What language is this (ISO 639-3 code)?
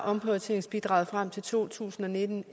dan